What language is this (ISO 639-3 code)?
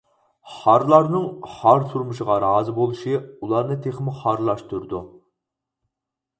uig